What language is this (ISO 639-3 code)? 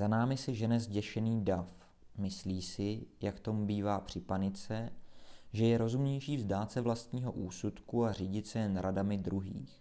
ces